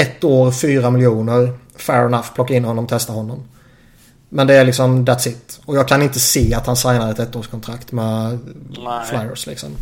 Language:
Swedish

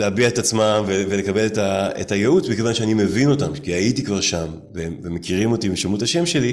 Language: Hebrew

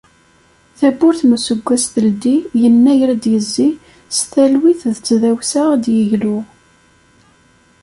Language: Kabyle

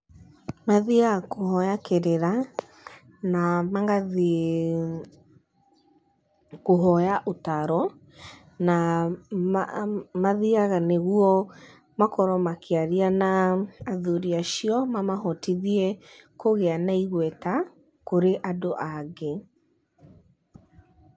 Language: Kikuyu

